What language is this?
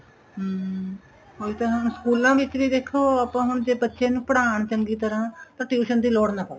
Punjabi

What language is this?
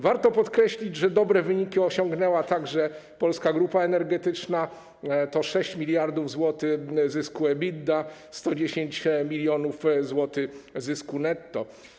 Polish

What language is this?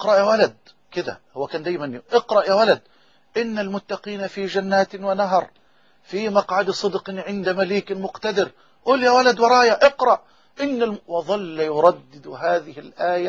Arabic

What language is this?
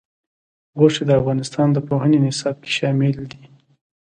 Pashto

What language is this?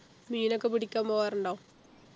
Malayalam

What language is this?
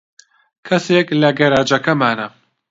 Central Kurdish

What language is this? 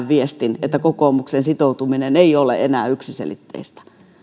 Finnish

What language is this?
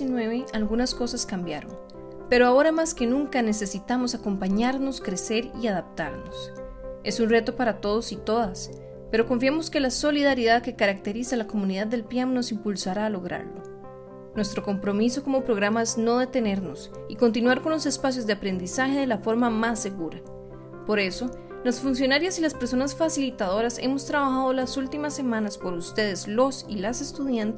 Spanish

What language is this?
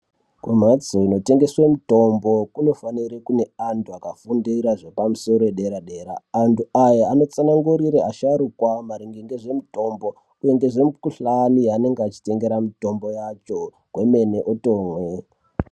Ndau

